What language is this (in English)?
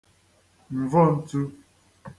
Igbo